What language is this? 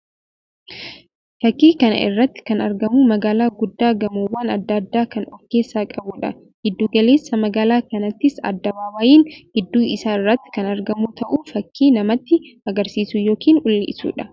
Oromo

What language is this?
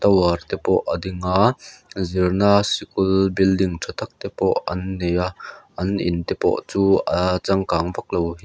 Mizo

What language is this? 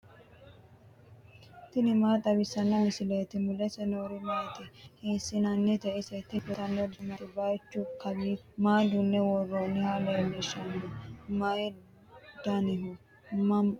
Sidamo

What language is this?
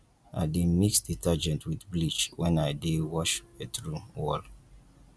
Nigerian Pidgin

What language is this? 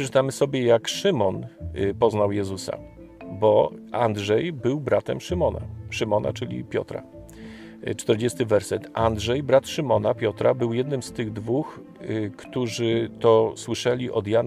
Polish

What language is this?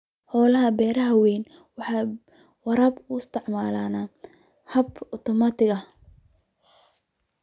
Somali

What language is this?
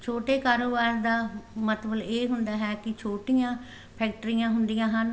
Punjabi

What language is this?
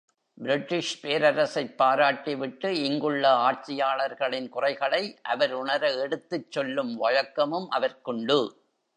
Tamil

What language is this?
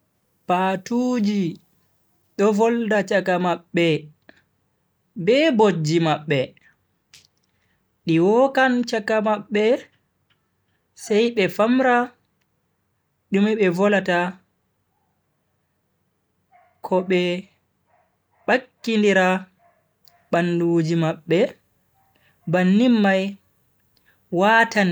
Bagirmi Fulfulde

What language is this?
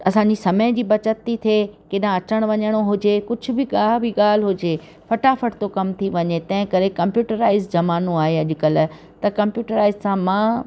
Sindhi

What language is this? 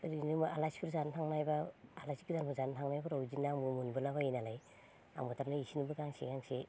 Bodo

